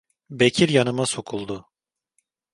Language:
Turkish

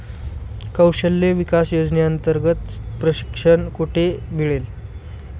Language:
Marathi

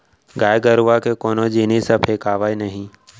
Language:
Chhattisgarhi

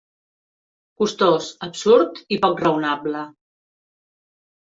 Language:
Catalan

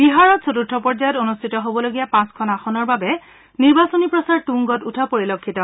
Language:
Assamese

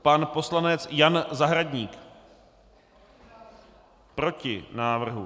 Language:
Czech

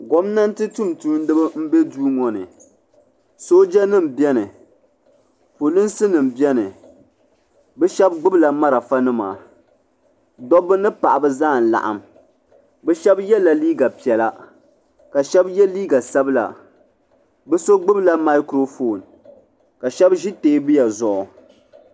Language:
Dagbani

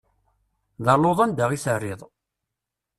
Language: Kabyle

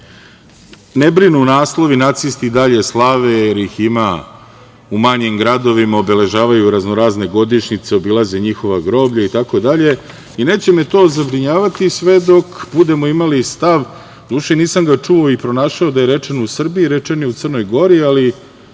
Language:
Serbian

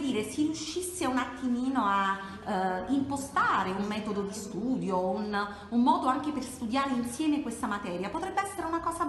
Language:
Italian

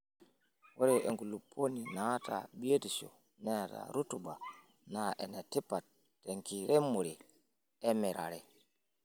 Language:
Masai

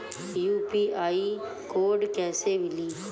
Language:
Bhojpuri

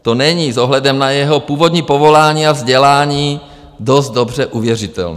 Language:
Czech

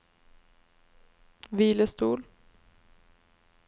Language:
Norwegian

